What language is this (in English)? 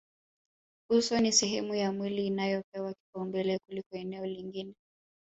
Swahili